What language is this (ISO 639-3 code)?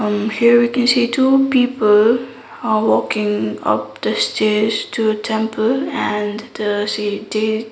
eng